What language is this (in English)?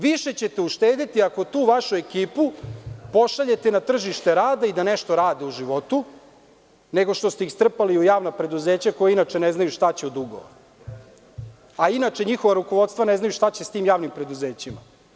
Serbian